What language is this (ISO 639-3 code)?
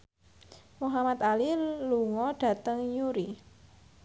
jav